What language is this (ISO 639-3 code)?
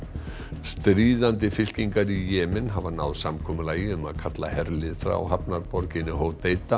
isl